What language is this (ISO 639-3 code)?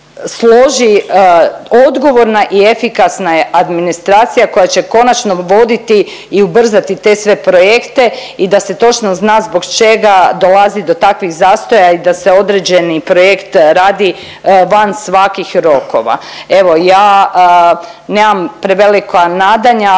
hrv